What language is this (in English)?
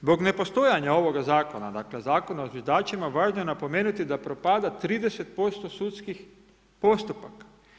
Croatian